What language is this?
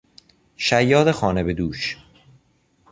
Persian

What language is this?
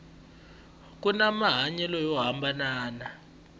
Tsonga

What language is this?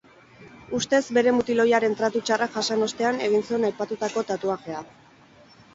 Basque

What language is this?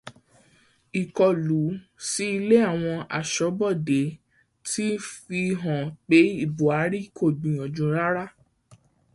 Yoruba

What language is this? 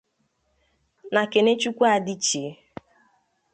Igbo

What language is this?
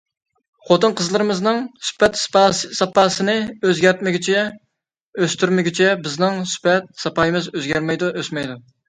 Uyghur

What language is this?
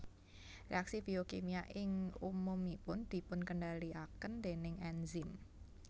Javanese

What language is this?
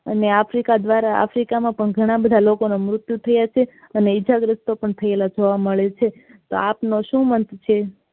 Gujarati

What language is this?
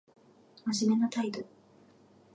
Japanese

